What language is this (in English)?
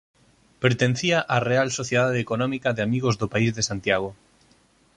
Galician